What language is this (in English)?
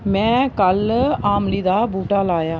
Dogri